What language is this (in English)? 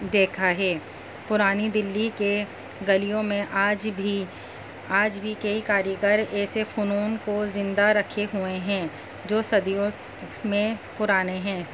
Urdu